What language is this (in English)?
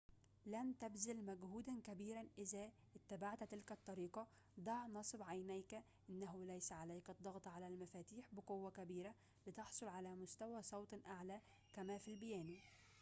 Arabic